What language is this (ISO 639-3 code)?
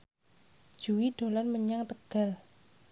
jav